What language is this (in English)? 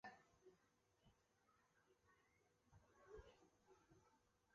Chinese